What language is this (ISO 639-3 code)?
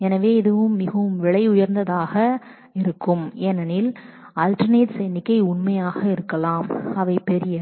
tam